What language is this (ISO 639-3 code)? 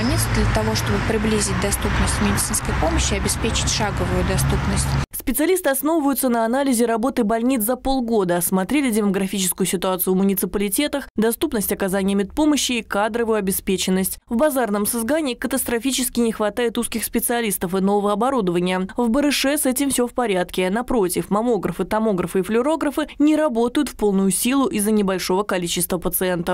rus